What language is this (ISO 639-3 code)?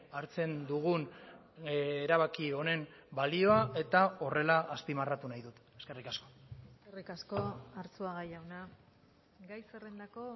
eus